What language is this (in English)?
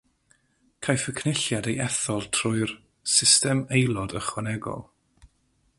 Welsh